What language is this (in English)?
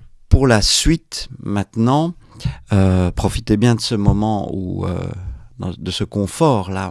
French